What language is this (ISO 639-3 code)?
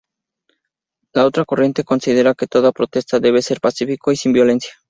spa